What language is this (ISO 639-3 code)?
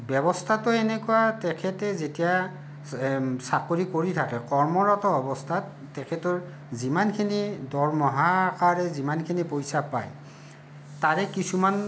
asm